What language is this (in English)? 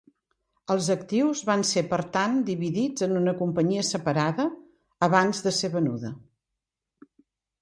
Catalan